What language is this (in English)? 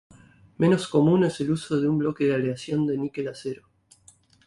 Spanish